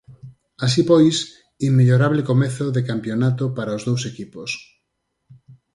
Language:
Galician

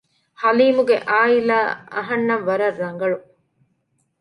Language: Divehi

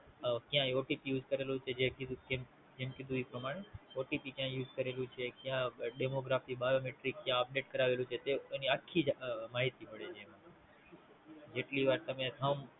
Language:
Gujarati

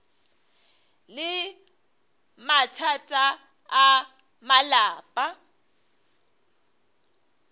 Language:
Northern Sotho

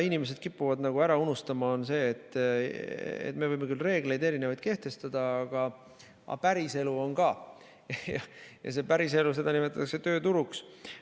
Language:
Estonian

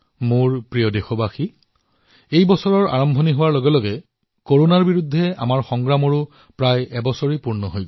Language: Assamese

